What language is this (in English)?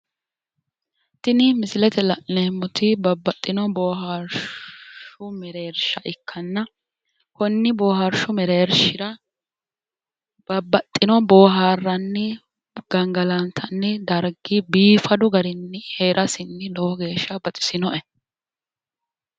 Sidamo